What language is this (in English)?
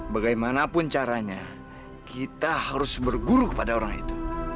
Indonesian